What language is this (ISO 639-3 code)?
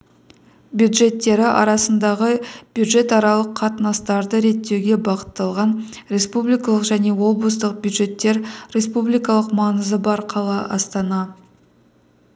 kaz